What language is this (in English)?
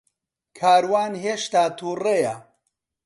Central Kurdish